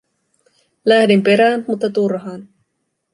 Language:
Finnish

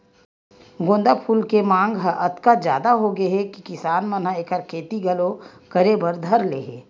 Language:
Chhattisgarhi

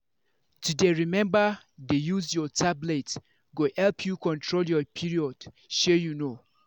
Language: Nigerian Pidgin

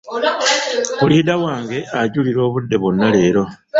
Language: Ganda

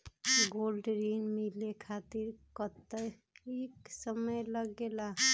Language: Magahi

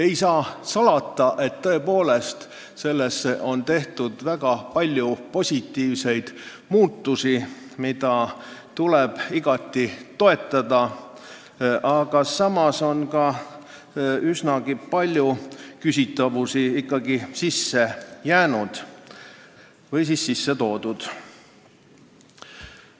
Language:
Estonian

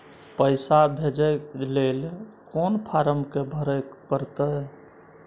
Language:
Maithili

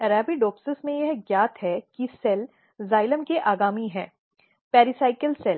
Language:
Hindi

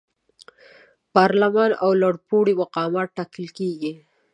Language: Pashto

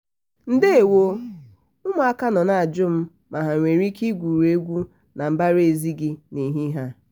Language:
Igbo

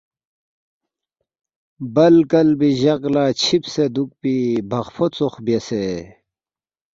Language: Balti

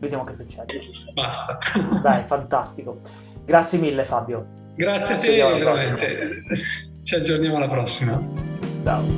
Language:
Italian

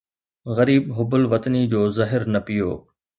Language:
Sindhi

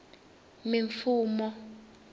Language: Tsonga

